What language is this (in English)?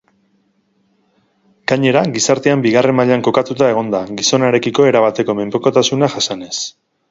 Basque